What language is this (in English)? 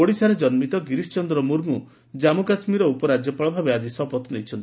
Odia